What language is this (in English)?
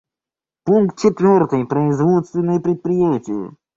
Russian